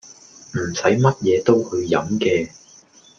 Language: Cantonese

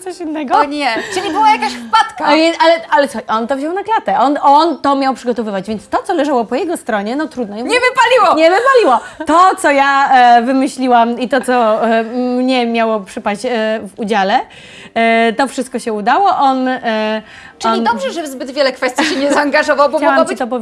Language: Polish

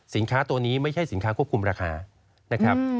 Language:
Thai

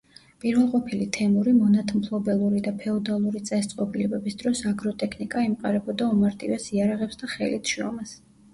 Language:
Georgian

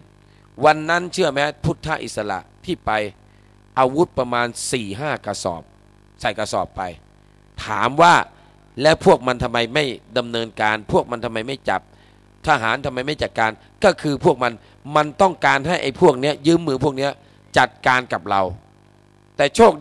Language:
Thai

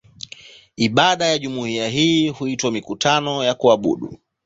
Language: Swahili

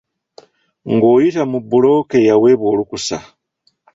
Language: Ganda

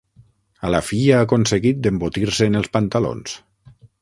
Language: Catalan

